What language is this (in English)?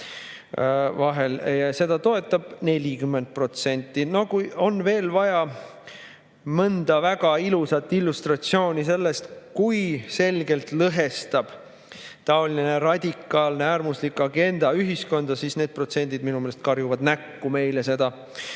Estonian